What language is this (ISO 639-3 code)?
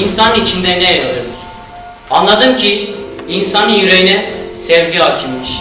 tur